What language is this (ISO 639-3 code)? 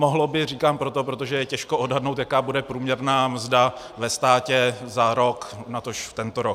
ces